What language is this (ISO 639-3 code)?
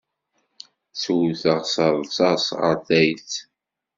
kab